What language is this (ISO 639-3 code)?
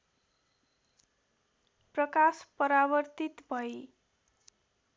nep